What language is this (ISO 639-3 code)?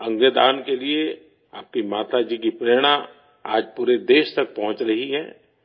urd